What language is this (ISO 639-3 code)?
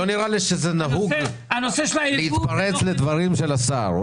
heb